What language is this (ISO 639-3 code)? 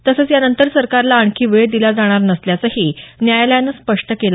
mar